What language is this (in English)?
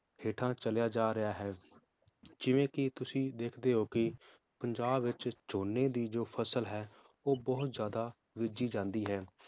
Punjabi